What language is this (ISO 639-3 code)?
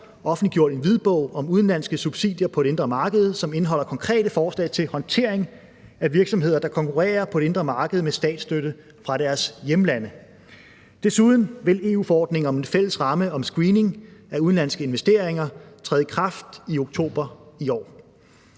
dan